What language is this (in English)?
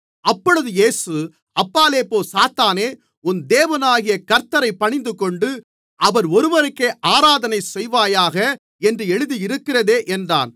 Tamil